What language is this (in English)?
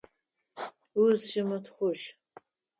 Adyghe